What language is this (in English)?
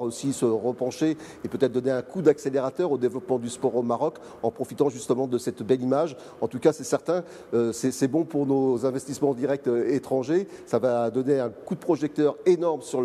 French